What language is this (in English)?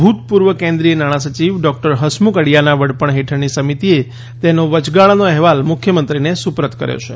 Gujarati